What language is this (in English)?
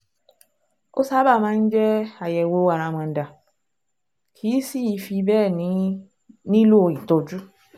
Yoruba